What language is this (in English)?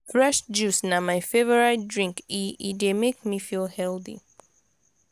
Nigerian Pidgin